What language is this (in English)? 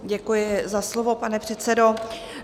Czech